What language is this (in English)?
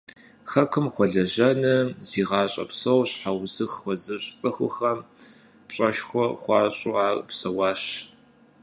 Kabardian